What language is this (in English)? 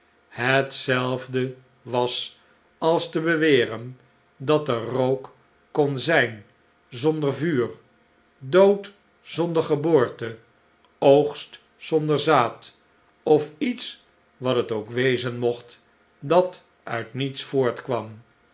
Dutch